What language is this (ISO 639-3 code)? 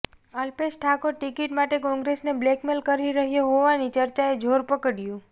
guj